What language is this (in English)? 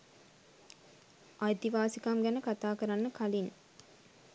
Sinhala